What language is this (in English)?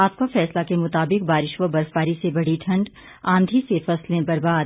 Hindi